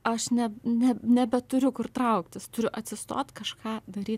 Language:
Lithuanian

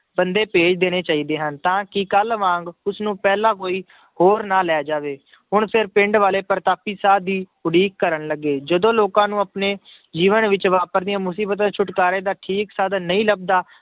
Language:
Punjabi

